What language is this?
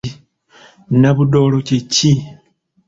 Ganda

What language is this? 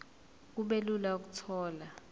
Zulu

